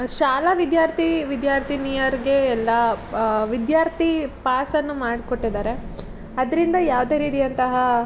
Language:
Kannada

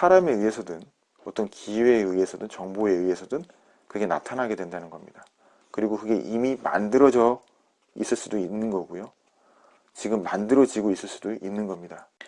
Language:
Korean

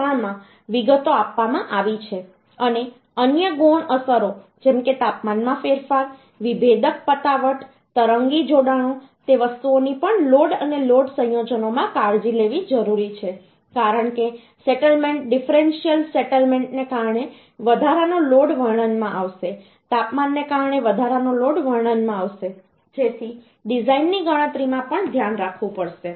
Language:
Gujarati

